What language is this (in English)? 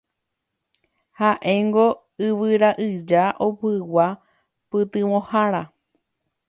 Guarani